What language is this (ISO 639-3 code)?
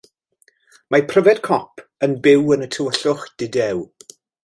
cym